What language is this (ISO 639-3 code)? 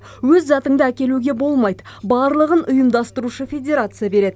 kaz